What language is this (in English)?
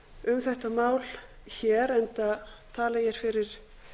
Icelandic